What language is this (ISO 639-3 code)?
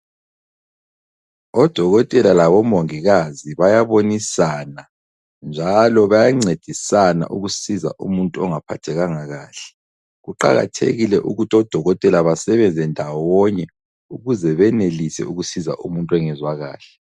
nde